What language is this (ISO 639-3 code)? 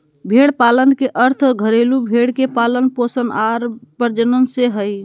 mag